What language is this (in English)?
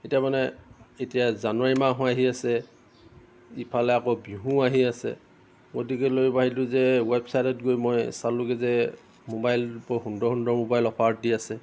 Assamese